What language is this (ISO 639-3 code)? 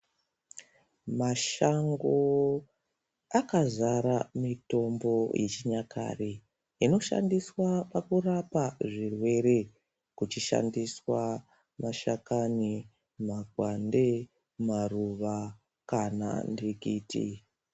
ndc